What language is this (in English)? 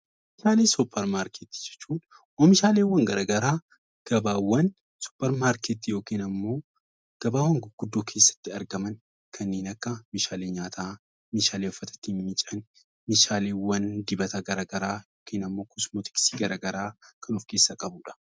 Oromo